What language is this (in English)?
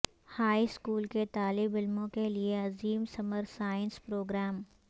Urdu